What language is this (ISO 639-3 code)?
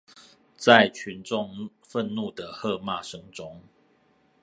zho